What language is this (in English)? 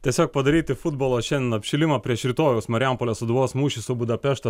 Lithuanian